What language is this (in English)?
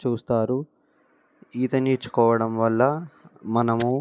Telugu